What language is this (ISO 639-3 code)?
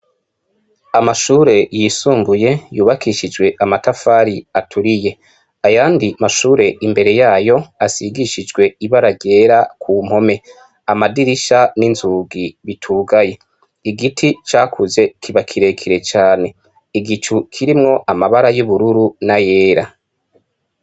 run